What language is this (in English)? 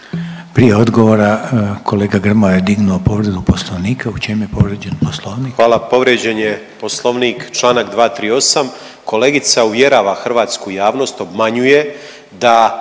Croatian